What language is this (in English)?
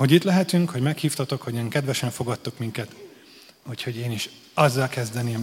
Hungarian